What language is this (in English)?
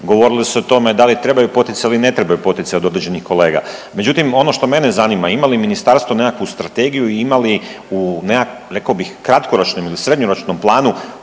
Croatian